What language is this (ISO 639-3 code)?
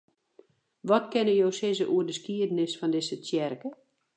fry